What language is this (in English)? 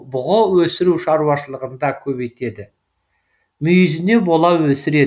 Kazakh